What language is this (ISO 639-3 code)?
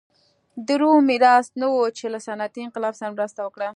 pus